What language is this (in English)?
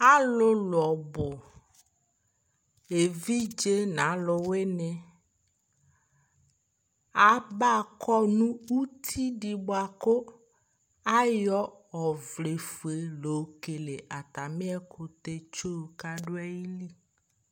Ikposo